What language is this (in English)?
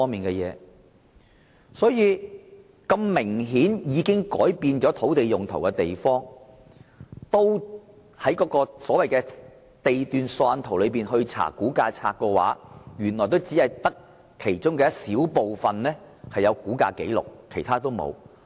Cantonese